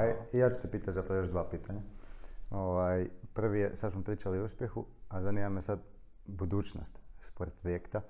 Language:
Croatian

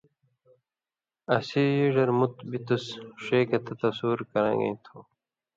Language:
Indus Kohistani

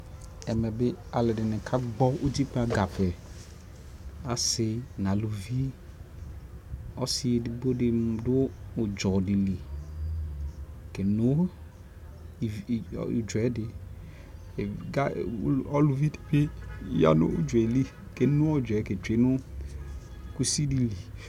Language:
Ikposo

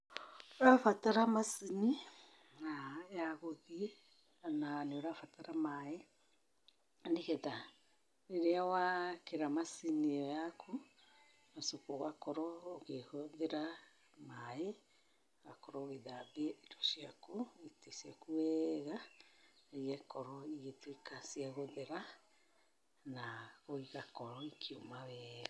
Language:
Kikuyu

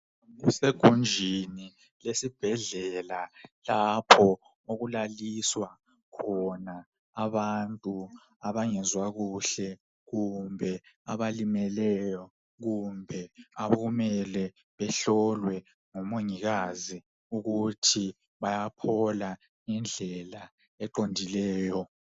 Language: North Ndebele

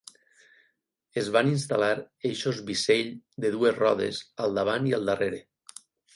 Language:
Catalan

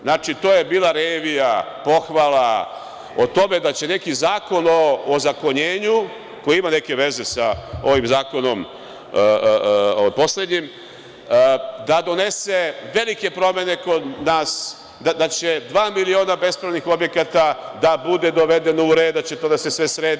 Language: Serbian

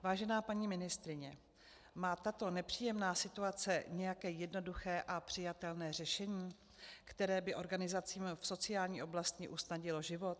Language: Czech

